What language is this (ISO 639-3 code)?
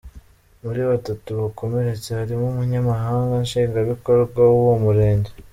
kin